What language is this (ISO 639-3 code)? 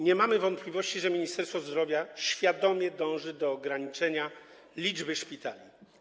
pol